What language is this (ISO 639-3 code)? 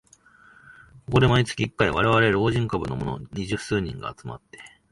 jpn